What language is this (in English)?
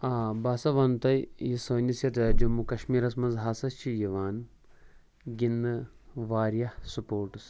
Kashmiri